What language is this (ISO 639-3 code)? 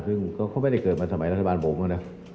tha